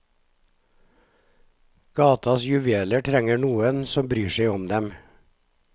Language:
Norwegian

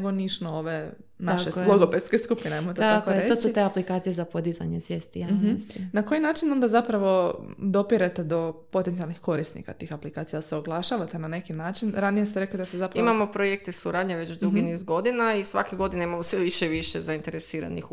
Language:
Croatian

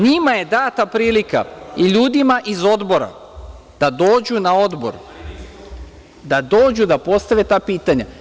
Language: Serbian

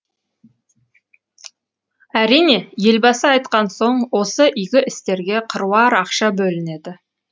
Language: Kazakh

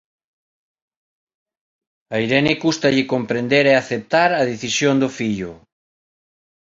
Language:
Galician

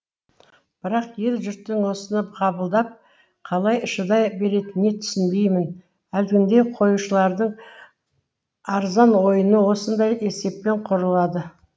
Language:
Kazakh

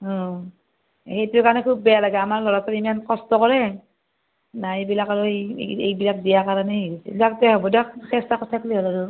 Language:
Assamese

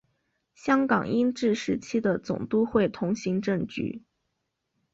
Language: Chinese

